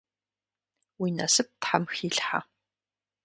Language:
Kabardian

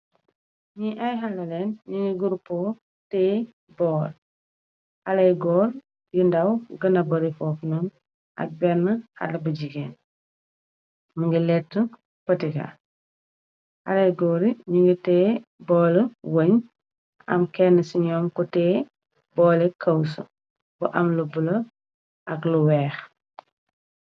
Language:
Wolof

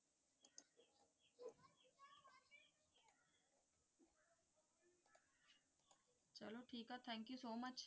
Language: Punjabi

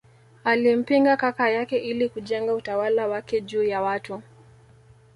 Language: Swahili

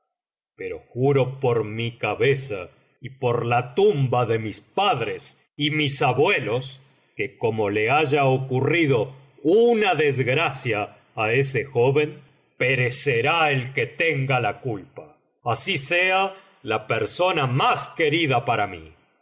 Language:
Spanish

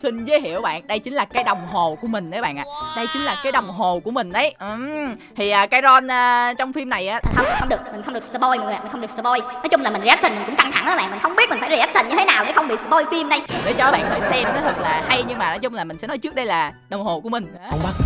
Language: Vietnamese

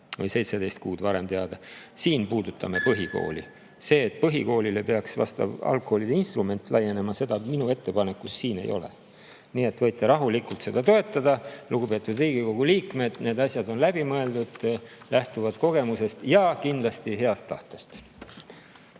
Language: Estonian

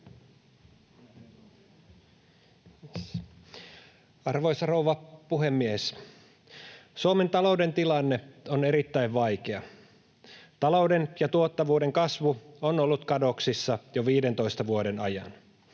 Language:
Finnish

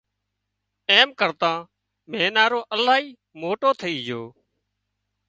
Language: Wadiyara Koli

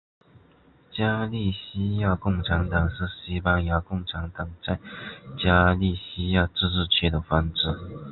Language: Chinese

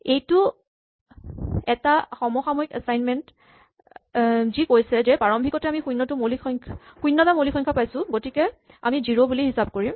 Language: Assamese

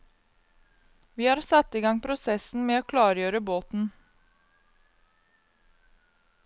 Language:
Norwegian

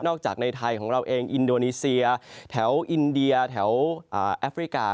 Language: Thai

